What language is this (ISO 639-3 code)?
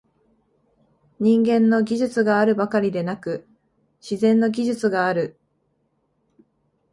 jpn